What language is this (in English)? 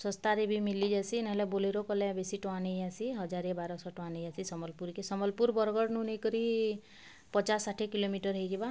Odia